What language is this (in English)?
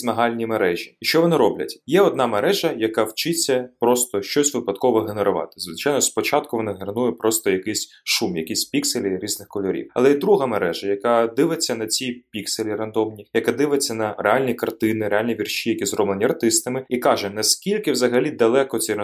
Ukrainian